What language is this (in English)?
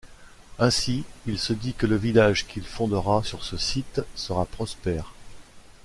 French